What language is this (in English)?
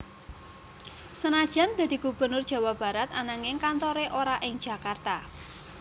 Javanese